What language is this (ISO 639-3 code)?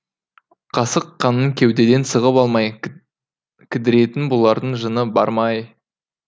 kaz